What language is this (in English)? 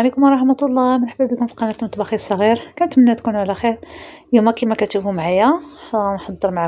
Arabic